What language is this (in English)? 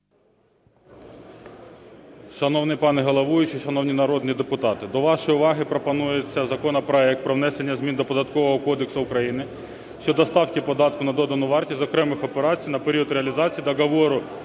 Ukrainian